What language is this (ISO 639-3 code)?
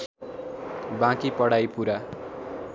nep